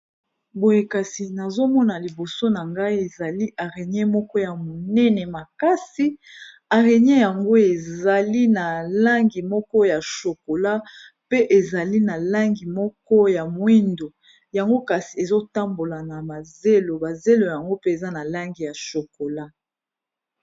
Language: Lingala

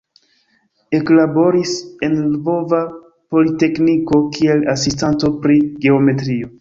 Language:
Esperanto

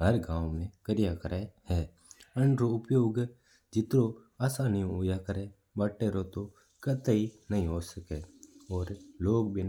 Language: Mewari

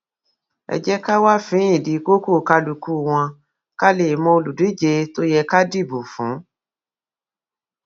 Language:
Yoruba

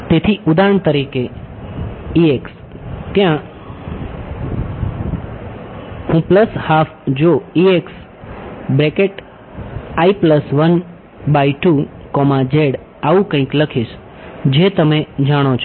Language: Gujarati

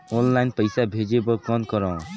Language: Chhattisgarhi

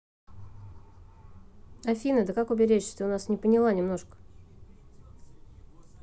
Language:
Russian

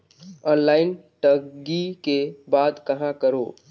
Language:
Chhattisgarhi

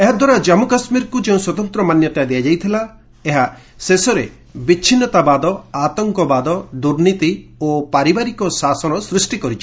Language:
Odia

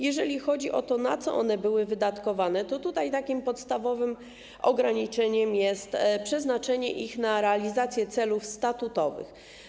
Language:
Polish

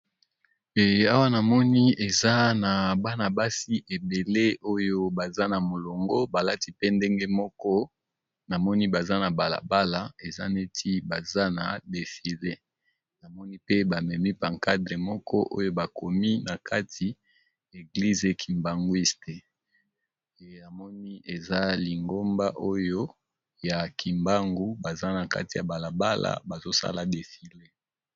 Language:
Lingala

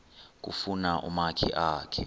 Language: Xhosa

